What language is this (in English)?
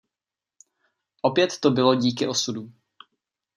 Czech